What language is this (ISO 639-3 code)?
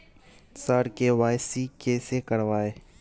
mai